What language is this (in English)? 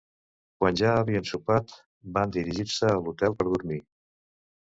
Catalan